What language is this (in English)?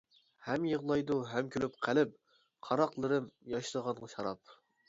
Uyghur